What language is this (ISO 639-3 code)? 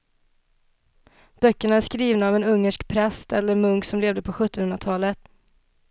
swe